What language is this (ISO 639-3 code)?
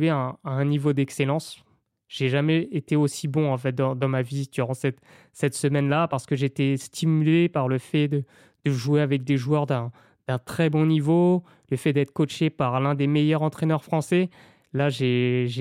fra